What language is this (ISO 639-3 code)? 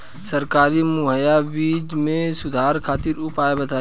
bho